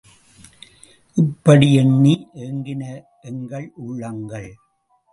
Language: Tamil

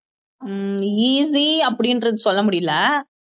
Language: Tamil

